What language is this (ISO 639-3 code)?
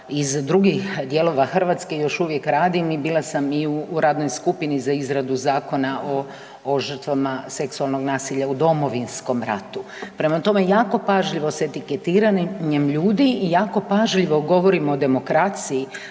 hrv